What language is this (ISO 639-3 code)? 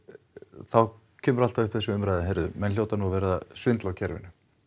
isl